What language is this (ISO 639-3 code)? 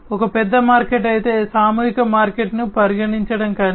tel